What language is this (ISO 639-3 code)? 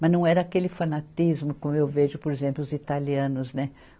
por